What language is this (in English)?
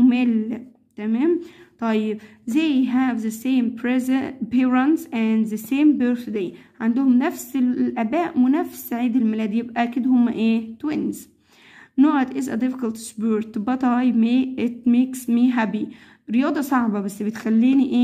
Arabic